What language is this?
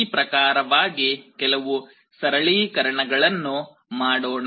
Kannada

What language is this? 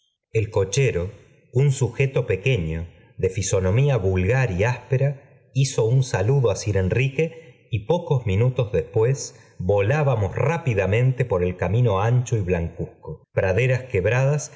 Spanish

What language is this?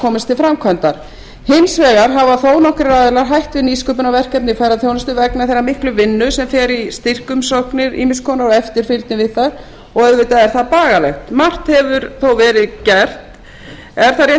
Icelandic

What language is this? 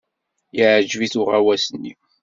Kabyle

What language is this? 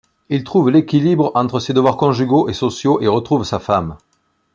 French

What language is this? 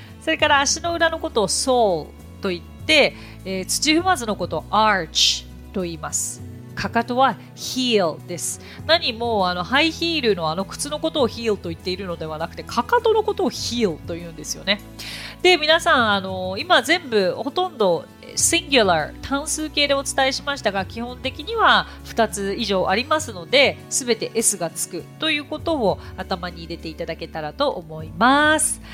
Japanese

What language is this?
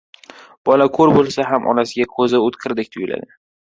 Uzbek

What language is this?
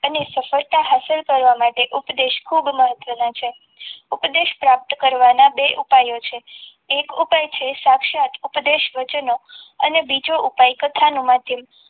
Gujarati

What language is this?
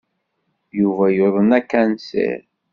Kabyle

